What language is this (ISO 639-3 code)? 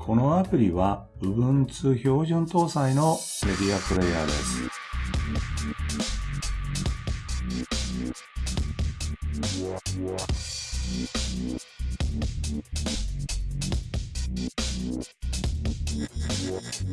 jpn